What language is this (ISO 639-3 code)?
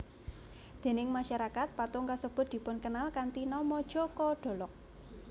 jav